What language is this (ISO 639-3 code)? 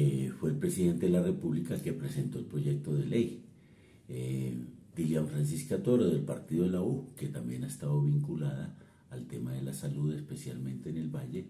spa